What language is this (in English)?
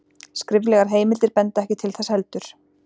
Icelandic